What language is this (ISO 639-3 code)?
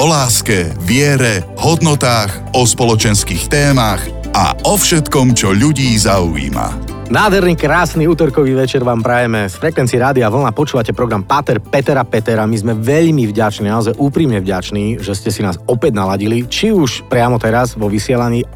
slk